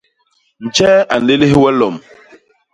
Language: Basaa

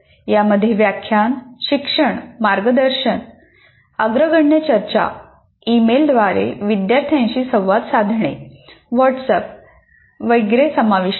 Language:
Marathi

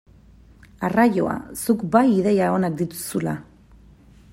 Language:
Basque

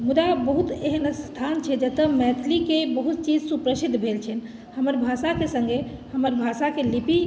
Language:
Maithili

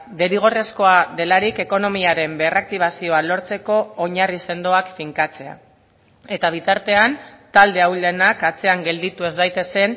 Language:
Basque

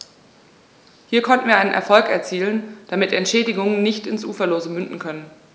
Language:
German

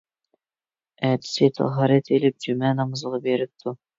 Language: Uyghur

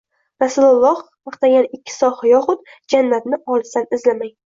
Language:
Uzbek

